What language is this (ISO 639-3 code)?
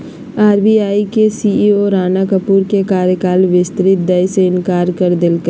mag